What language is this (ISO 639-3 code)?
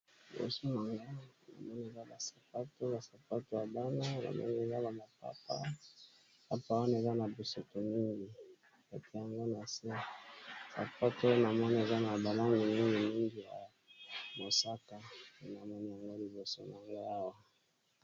lin